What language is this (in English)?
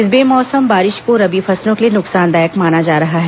Hindi